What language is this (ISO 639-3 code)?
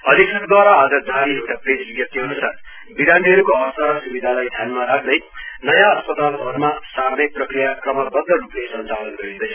nep